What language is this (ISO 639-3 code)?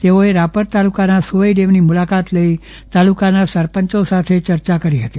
guj